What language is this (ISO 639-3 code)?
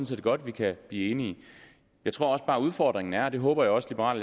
dan